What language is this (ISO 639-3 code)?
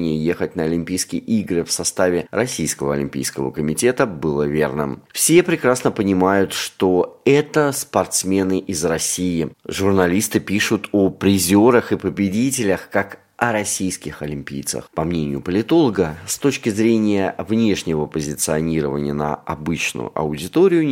rus